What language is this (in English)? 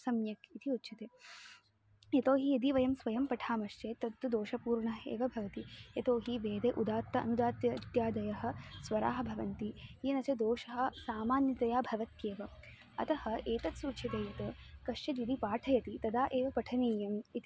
Sanskrit